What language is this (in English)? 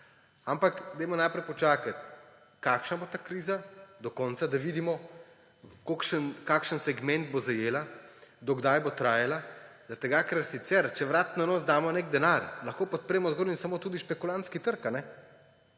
Slovenian